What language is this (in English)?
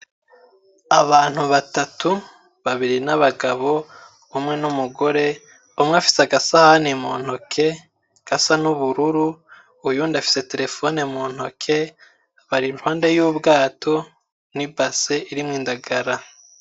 Rundi